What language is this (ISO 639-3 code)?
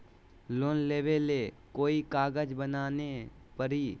mag